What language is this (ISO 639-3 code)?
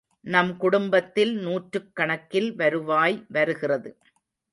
tam